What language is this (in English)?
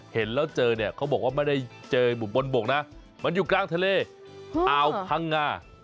Thai